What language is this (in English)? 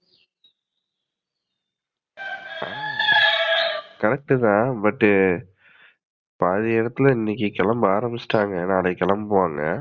Tamil